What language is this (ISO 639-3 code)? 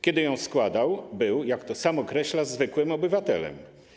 pol